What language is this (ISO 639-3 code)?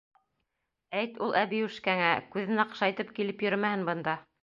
bak